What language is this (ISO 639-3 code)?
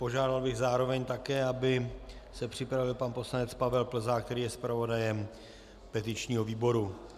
ces